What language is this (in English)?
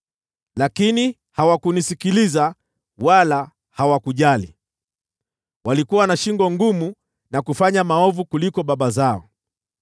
Swahili